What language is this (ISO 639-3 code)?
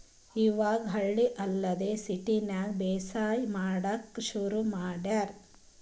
kan